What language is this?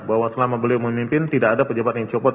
Indonesian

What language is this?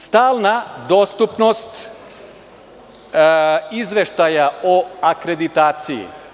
Serbian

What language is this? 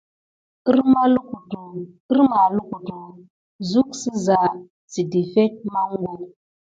Gidar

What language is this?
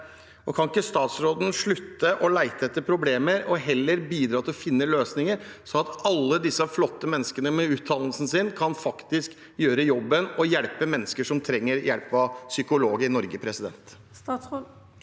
Norwegian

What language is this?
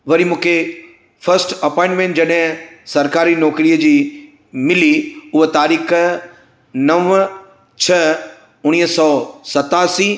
Sindhi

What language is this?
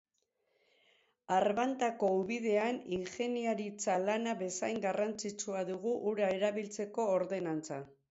Basque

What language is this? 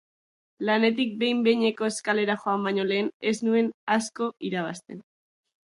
Basque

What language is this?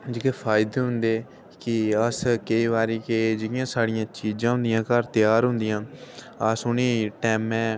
Dogri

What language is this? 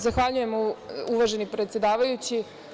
Serbian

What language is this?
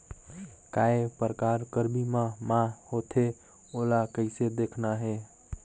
Chhattisgarhi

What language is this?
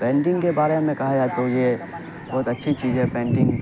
Urdu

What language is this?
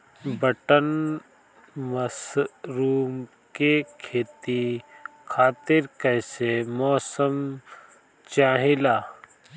Bhojpuri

